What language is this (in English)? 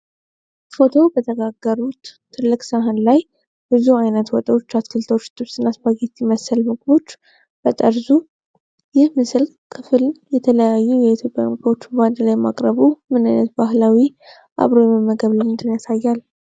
Amharic